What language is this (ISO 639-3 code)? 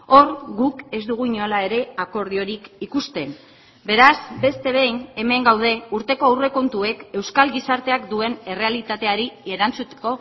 eus